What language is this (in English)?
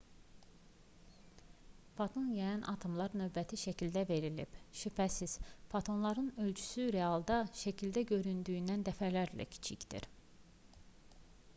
Azerbaijani